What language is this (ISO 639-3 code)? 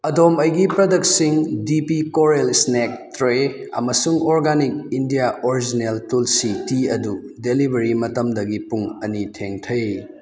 mni